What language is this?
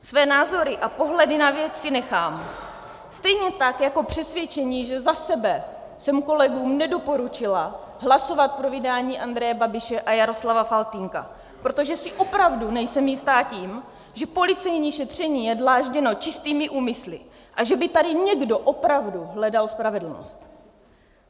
Czech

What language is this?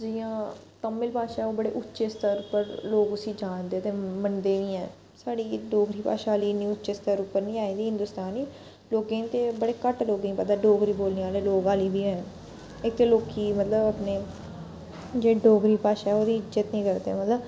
Dogri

